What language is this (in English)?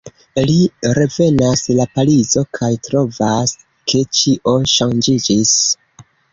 Esperanto